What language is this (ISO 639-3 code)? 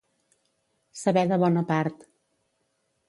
cat